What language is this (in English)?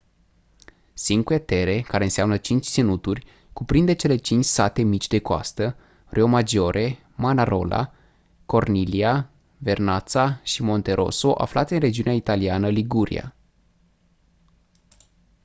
Romanian